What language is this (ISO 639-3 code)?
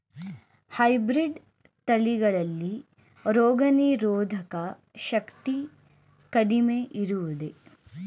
kan